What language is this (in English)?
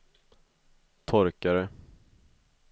Swedish